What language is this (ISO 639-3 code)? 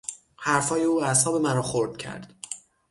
fas